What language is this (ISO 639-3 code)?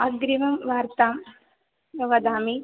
san